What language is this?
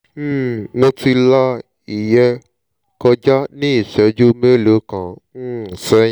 Yoruba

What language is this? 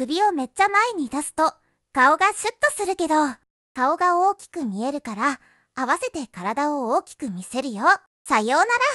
Japanese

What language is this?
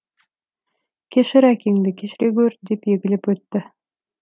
Kazakh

